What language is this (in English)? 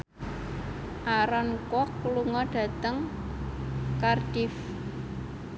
Javanese